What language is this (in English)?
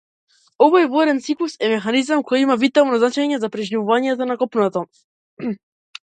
Macedonian